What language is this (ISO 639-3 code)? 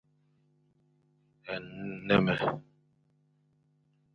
fan